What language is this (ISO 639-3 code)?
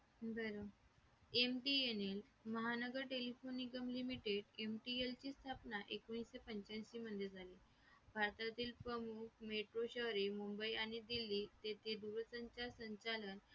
mar